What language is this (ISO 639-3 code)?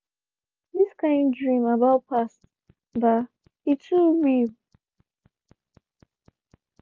pcm